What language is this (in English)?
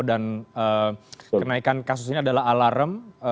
Indonesian